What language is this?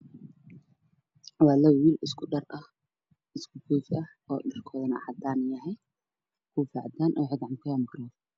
Somali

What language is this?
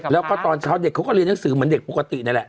Thai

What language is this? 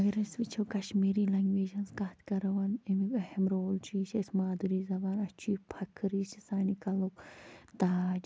Kashmiri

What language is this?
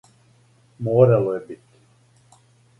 Serbian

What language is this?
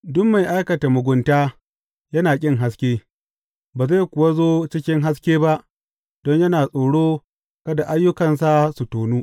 Hausa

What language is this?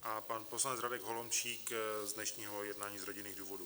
Czech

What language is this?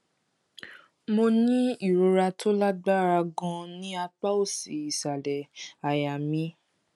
Yoruba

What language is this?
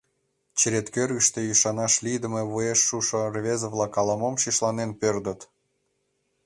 Mari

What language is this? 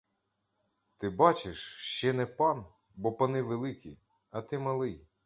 Ukrainian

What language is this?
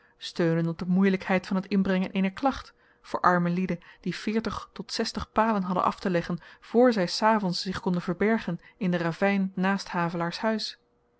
Dutch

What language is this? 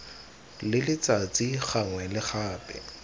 Tswana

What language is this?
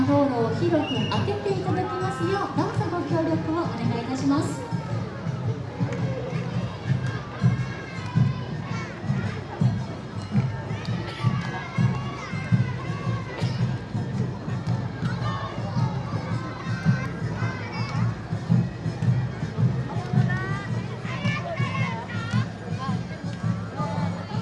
Japanese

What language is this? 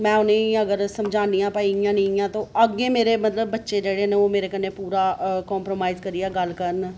Dogri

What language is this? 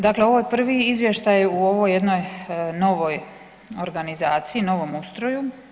Croatian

